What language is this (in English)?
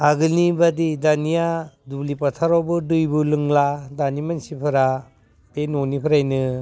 Bodo